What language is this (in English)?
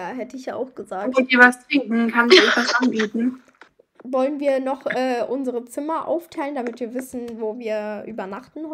German